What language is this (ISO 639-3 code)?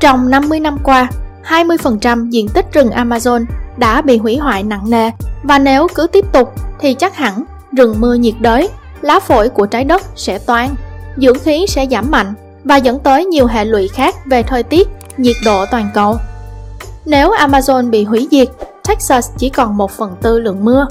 vie